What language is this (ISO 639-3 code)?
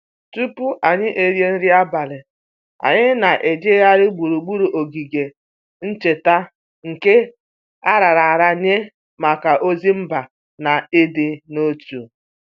ibo